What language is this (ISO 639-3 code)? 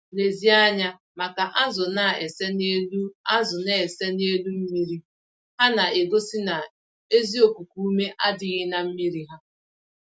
ibo